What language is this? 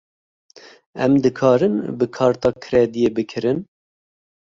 Kurdish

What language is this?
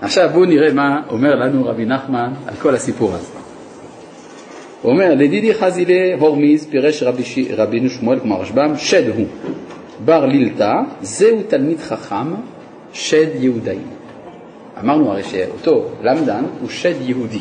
Hebrew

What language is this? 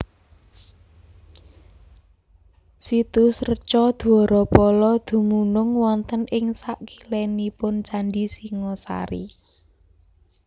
Javanese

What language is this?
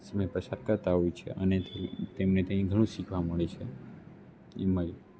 Gujarati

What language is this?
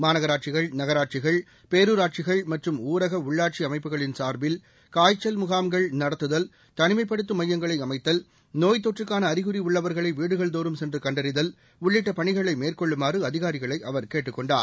Tamil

